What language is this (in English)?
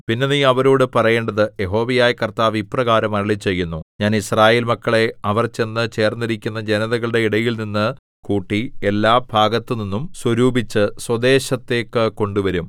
Malayalam